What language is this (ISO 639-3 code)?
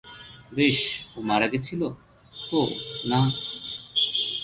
ben